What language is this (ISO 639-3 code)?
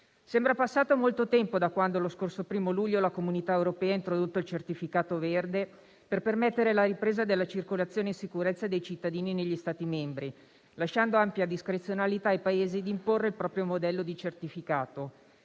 ita